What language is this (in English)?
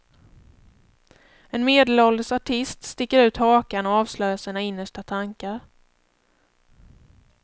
Swedish